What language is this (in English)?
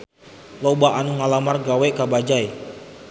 Sundanese